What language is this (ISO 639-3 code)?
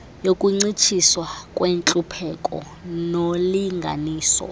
xho